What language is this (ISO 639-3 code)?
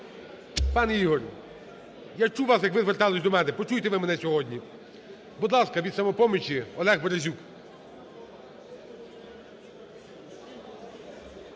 ukr